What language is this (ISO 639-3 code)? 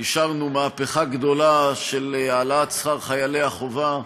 heb